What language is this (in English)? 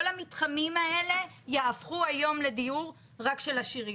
Hebrew